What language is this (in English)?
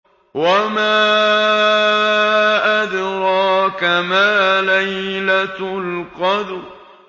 Arabic